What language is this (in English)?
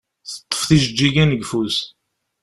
Kabyle